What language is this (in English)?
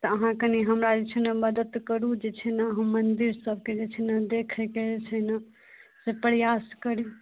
Maithili